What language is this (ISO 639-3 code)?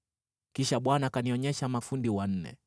swa